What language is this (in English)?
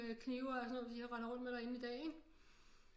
Danish